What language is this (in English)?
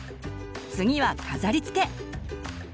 Japanese